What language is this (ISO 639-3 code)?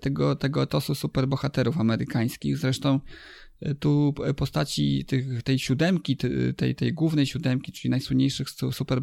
pol